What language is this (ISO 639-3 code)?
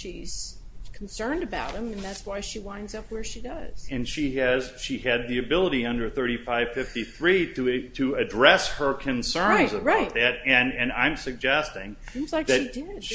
eng